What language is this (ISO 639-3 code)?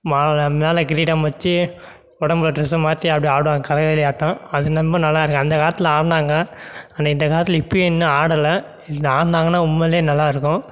tam